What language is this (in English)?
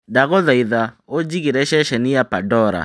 Kikuyu